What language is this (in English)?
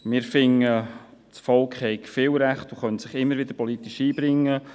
Swiss German